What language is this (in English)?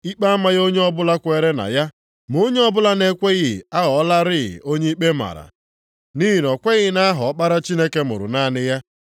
Igbo